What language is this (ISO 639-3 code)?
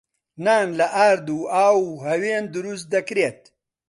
ckb